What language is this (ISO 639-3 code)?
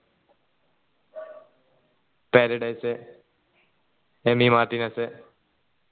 mal